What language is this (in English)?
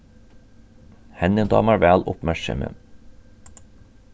Faroese